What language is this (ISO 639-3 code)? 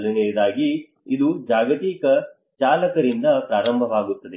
kan